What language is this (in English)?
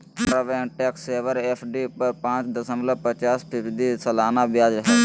Magahi